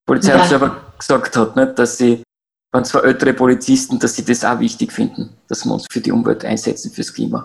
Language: German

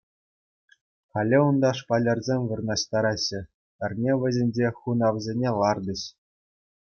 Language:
Chuvash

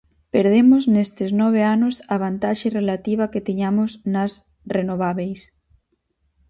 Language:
Galician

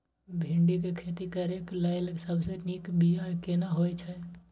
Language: Maithili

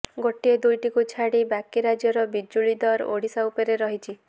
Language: Odia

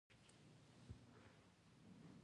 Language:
Pashto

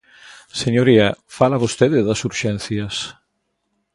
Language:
Galician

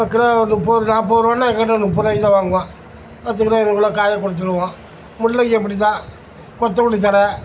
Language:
Tamil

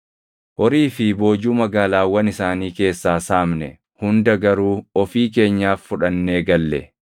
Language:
Oromo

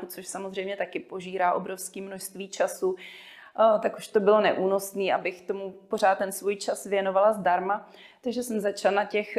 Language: Czech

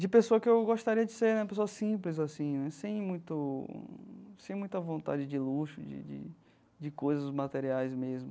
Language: Portuguese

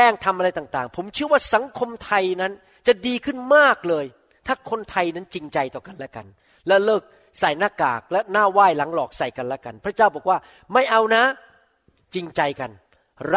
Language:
Thai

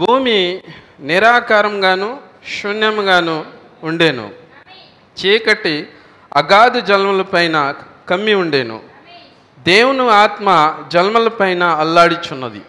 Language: Telugu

